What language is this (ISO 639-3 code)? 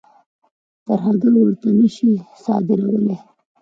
pus